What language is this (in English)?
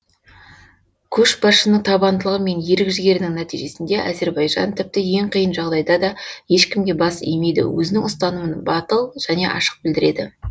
Kazakh